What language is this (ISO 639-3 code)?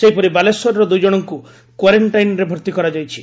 ori